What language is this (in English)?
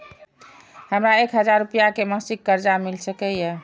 Maithili